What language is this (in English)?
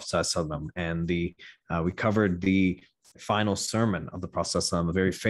English